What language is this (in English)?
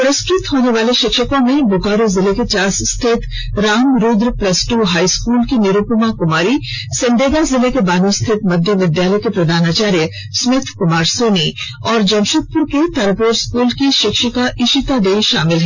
Hindi